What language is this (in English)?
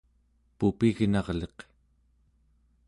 Central Yupik